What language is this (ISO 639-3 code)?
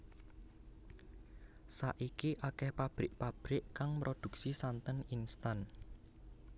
jav